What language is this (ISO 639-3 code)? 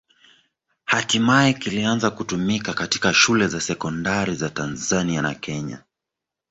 swa